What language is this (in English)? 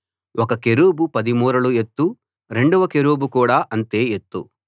Telugu